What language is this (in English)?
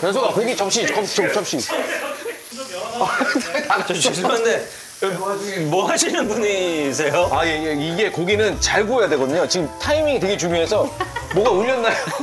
Korean